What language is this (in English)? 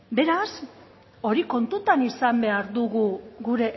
Basque